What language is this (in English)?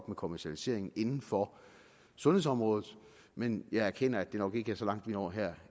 Danish